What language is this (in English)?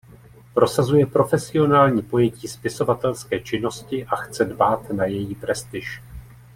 Czech